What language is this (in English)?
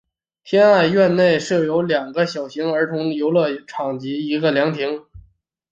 Chinese